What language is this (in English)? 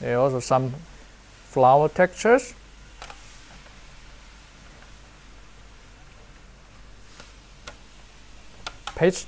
English